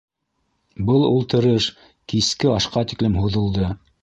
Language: Bashkir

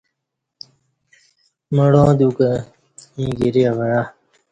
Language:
Kati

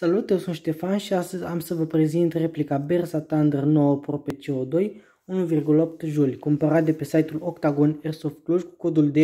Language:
Romanian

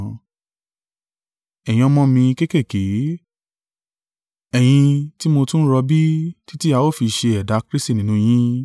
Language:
Yoruba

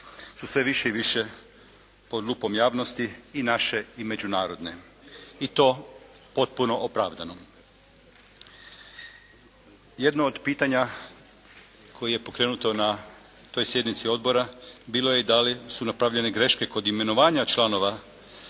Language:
Croatian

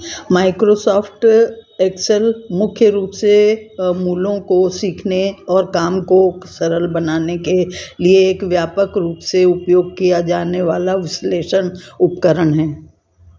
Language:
Hindi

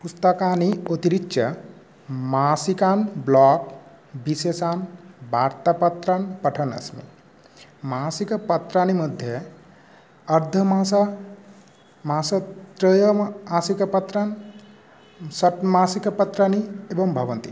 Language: Sanskrit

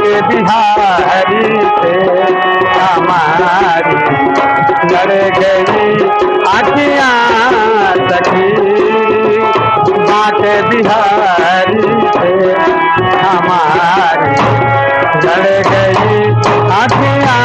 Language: Hindi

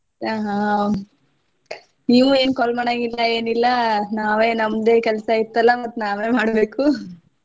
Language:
Kannada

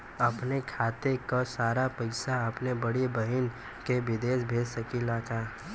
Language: Bhojpuri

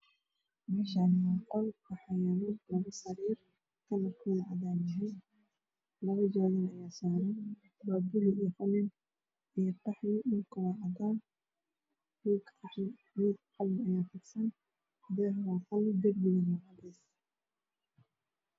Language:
Somali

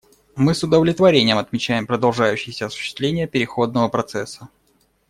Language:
Russian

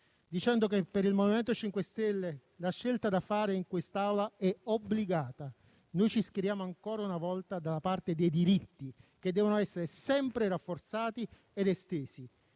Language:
Italian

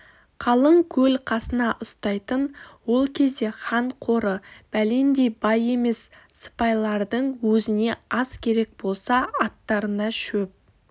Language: Kazakh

